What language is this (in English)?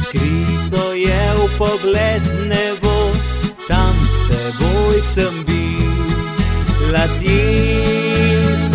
Romanian